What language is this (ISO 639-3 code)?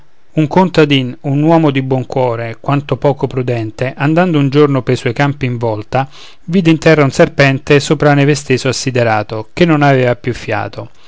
ita